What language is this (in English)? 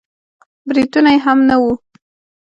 Pashto